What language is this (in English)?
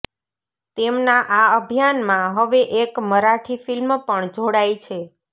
Gujarati